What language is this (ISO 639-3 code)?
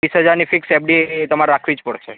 guj